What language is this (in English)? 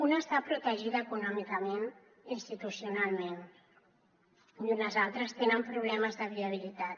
Catalan